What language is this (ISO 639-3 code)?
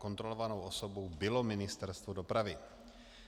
ces